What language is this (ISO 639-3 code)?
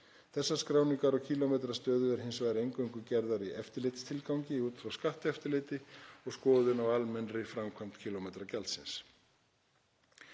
isl